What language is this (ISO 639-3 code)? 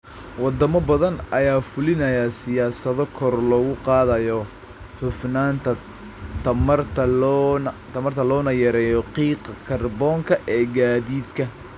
som